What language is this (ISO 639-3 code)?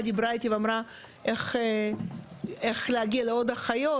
heb